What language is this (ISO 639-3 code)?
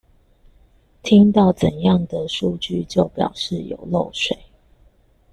zho